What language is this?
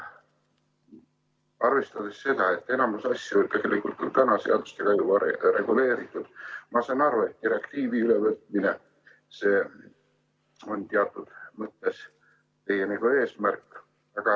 Estonian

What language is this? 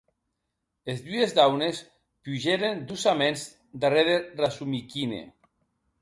Occitan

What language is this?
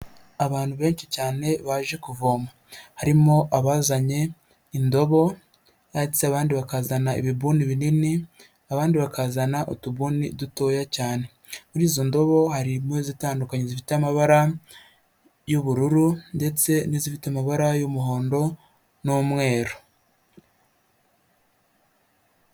Kinyarwanda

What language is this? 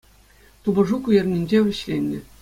Chuvash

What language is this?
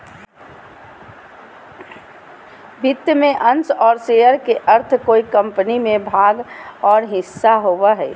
Magahi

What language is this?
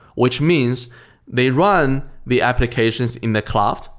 English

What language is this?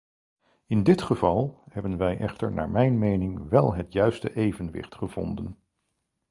Dutch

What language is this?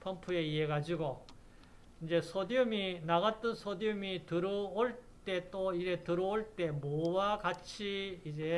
Korean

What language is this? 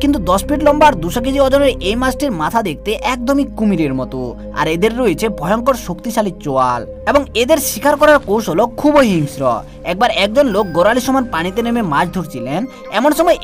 Hindi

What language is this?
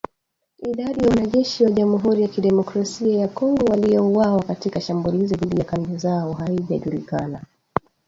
Swahili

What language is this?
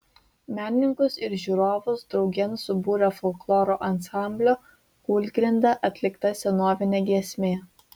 Lithuanian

